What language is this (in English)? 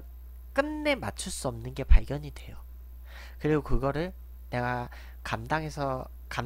Korean